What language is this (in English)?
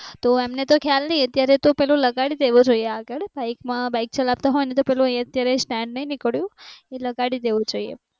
Gujarati